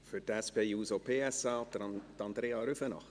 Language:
Swiss German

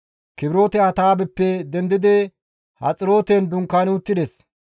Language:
Gamo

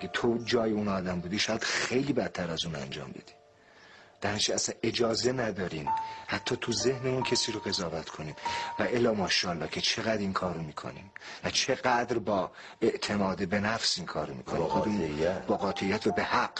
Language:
Persian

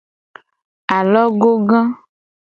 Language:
Gen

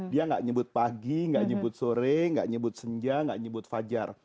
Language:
Indonesian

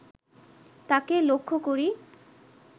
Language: Bangla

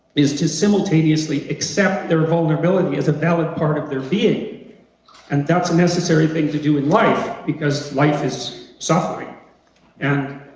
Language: English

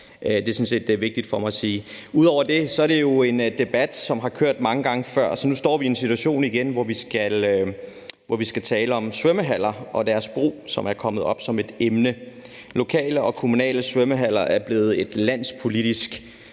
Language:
Danish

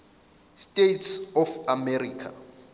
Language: Zulu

